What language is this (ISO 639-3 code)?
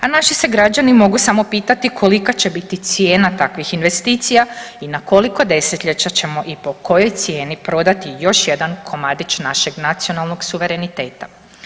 hrv